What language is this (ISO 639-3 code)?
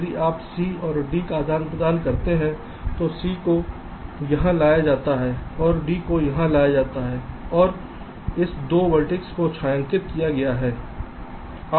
hin